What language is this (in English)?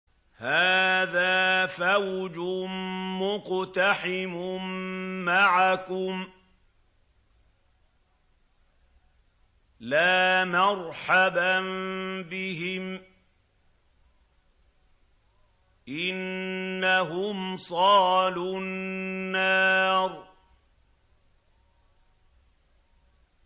Arabic